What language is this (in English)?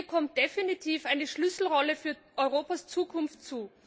German